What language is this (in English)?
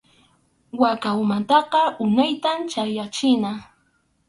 Arequipa-La Unión Quechua